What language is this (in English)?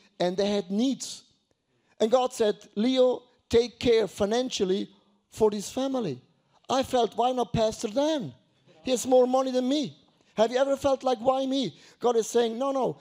English